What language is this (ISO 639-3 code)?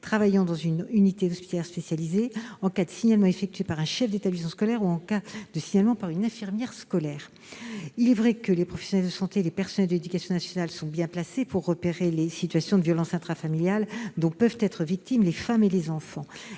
fra